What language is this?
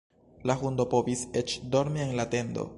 Esperanto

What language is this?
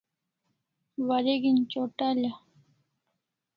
Kalasha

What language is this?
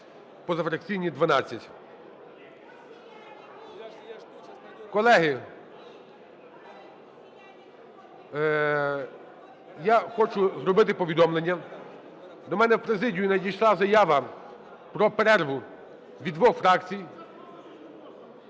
Ukrainian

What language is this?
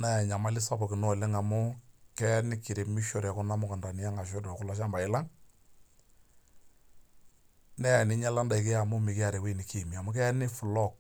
Masai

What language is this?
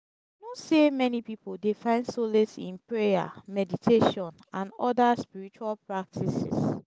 Nigerian Pidgin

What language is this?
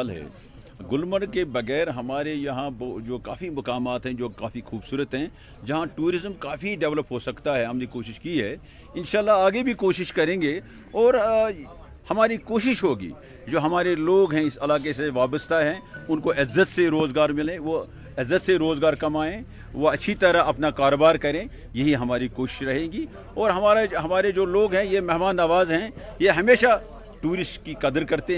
Urdu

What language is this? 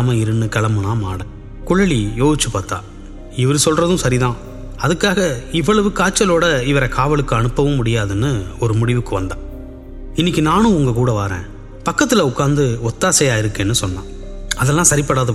Tamil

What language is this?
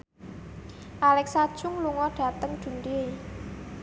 Javanese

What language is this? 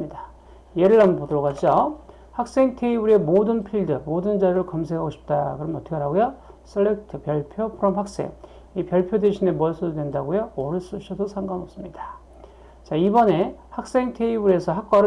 Korean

